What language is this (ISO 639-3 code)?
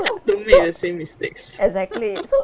eng